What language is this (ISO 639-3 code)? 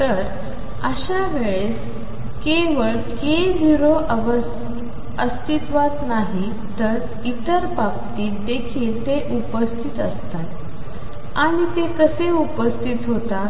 mar